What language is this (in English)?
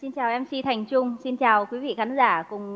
Vietnamese